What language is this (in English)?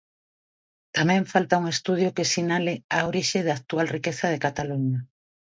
Galician